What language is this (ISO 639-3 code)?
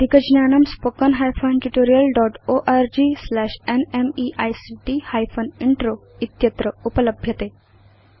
san